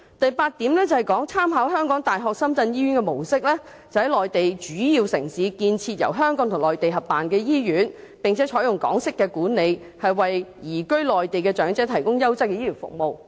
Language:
Cantonese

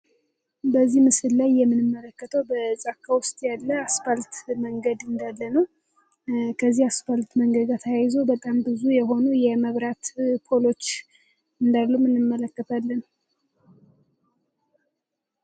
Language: Amharic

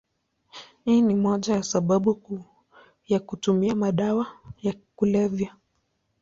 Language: Swahili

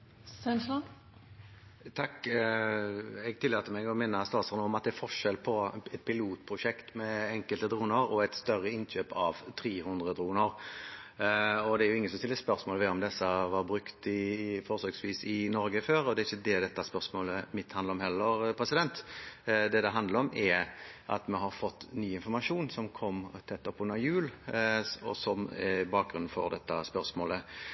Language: Norwegian Bokmål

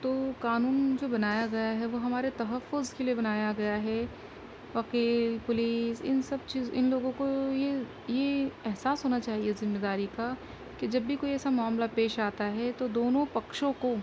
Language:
Urdu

